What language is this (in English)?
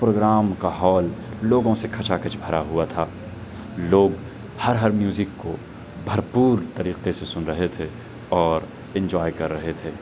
Urdu